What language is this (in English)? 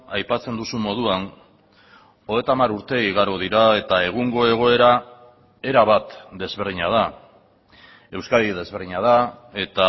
Basque